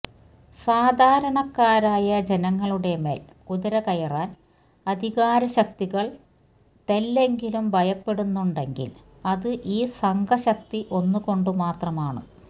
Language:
Malayalam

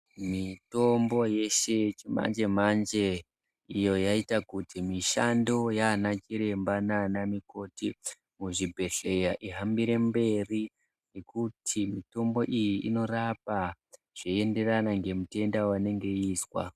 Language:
Ndau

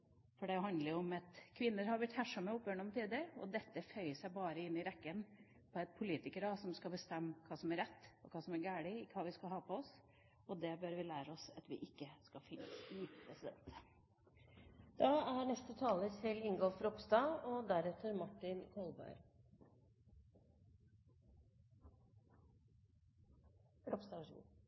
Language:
Norwegian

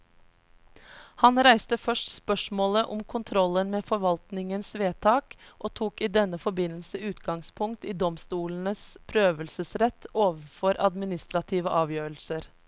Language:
Norwegian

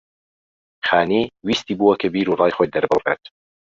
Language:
Central Kurdish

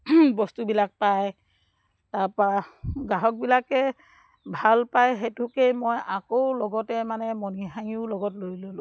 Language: Assamese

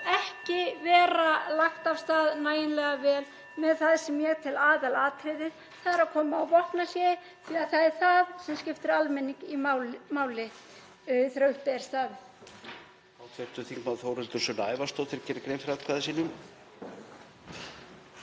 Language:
Icelandic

